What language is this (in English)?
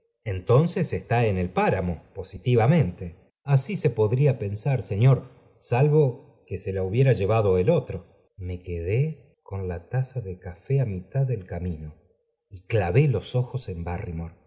Spanish